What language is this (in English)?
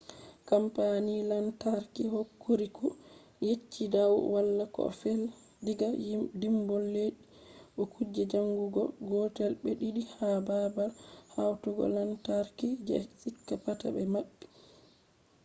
Fula